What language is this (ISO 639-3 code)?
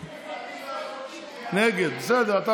heb